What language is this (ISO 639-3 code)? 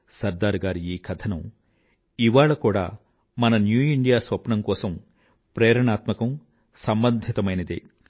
tel